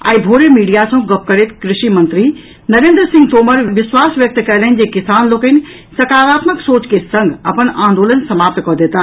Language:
Maithili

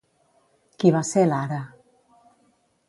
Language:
Catalan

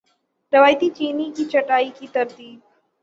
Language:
Urdu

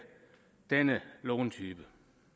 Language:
Danish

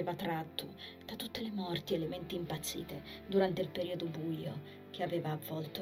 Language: Italian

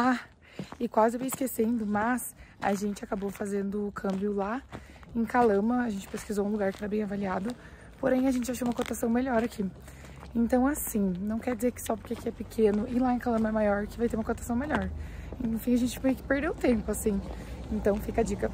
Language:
Portuguese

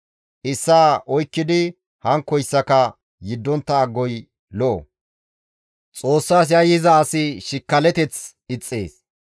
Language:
Gamo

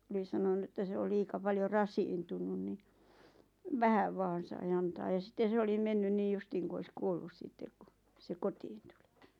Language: Finnish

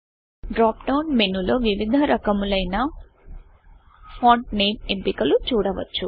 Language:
Telugu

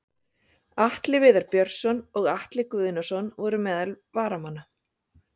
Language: Icelandic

